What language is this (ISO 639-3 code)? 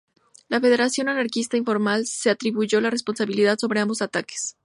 spa